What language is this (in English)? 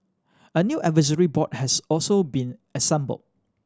English